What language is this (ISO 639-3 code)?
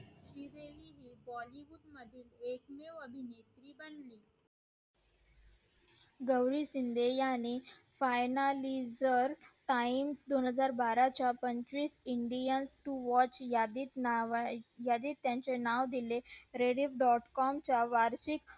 mar